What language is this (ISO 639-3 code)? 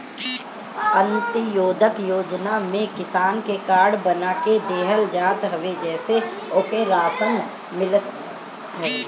bho